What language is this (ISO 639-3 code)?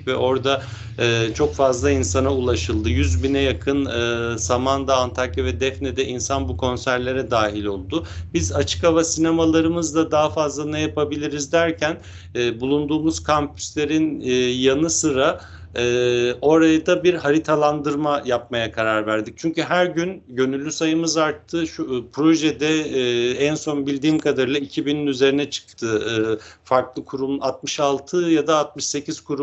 tur